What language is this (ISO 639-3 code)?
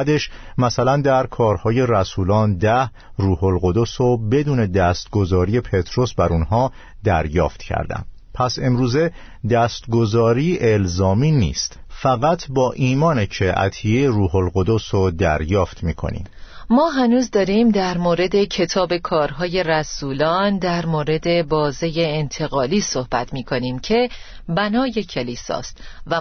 fas